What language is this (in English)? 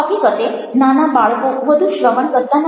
Gujarati